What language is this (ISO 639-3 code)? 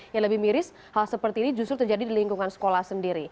ind